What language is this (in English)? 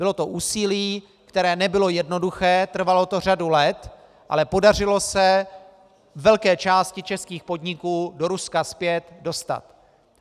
Czech